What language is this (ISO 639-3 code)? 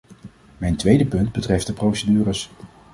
nld